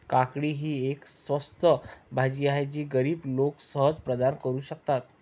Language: Marathi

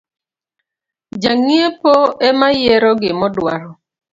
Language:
Luo (Kenya and Tanzania)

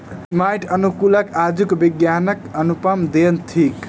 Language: Maithili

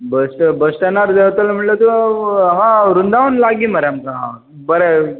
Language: Konkani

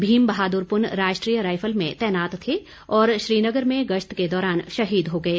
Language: Hindi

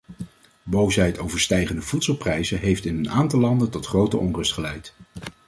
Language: Dutch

